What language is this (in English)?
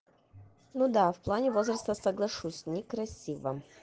Russian